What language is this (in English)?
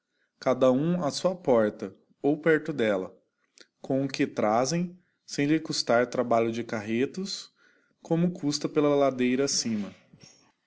Portuguese